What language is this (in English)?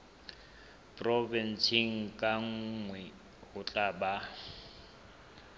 Southern Sotho